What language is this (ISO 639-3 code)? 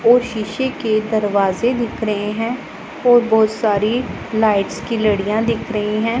hin